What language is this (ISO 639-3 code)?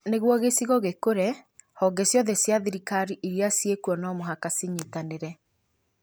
kik